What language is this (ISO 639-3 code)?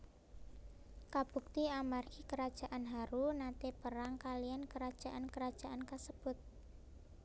jav